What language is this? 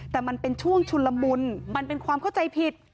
Thai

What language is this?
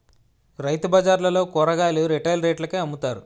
Telugu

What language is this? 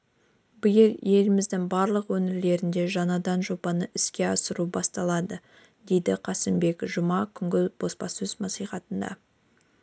Kazakh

